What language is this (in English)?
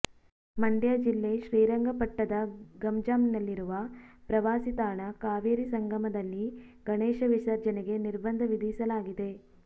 Kannada